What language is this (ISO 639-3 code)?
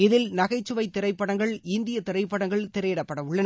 tam